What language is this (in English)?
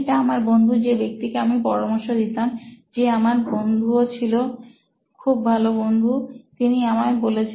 Bangla